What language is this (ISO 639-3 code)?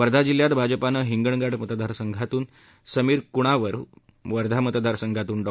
mar